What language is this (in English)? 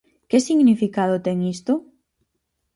Galician